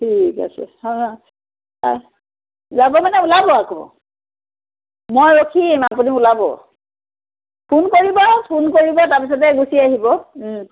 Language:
Assamese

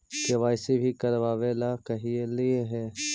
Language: Magahi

